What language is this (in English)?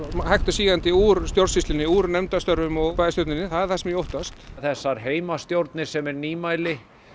Icelandic